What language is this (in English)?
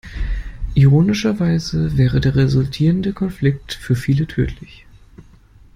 German